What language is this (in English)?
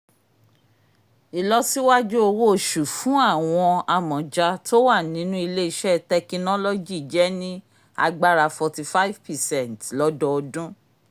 Yoruba